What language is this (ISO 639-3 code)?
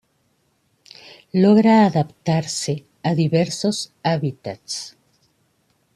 spa